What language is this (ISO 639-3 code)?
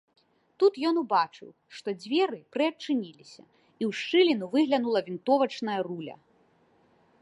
bel